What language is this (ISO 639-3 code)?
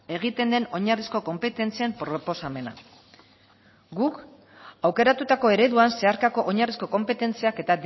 eus